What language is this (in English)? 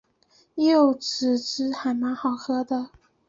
Chinese